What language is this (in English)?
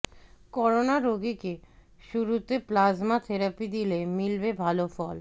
Bangla